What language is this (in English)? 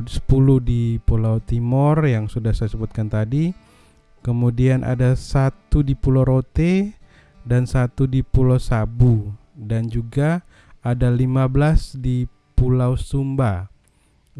Indonesian